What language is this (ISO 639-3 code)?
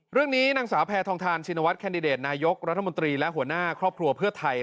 tha